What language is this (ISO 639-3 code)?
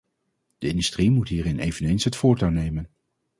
nld